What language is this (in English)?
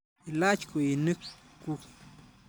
Kalenjin